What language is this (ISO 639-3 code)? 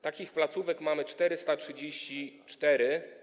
pol